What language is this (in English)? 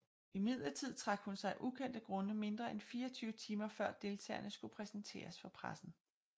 Danish